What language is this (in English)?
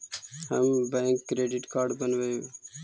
Magahi